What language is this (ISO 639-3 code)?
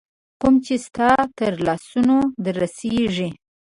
pus